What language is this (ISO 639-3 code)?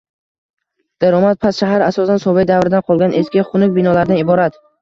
uzb